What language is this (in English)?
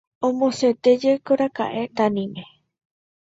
Guarani